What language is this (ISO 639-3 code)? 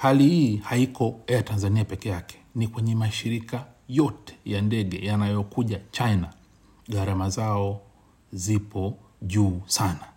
swa